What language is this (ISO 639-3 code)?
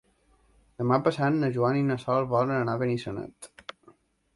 cat